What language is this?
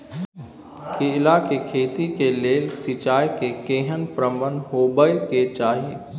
Maithili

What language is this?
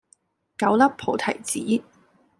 Cantonese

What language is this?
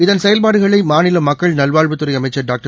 Tamil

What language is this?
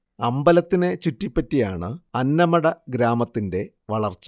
Malayalam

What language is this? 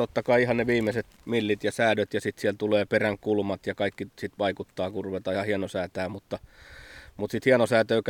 Finnish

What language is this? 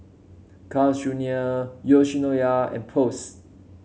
English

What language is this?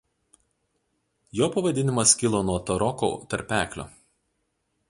Lithuanian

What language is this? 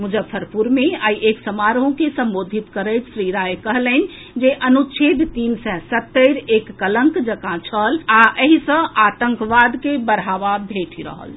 Maithili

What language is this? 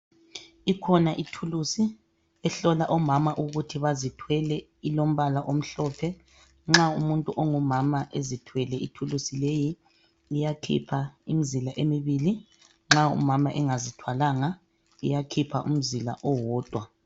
North Ndebele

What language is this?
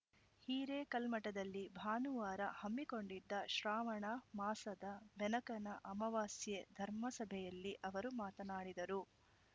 Kannada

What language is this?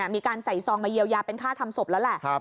Thai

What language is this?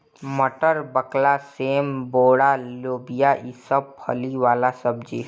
Bhojpuri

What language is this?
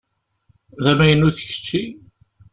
Kabyle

